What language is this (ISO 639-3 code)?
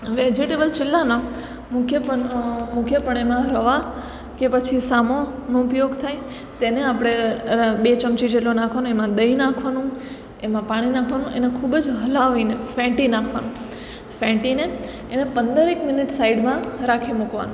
guj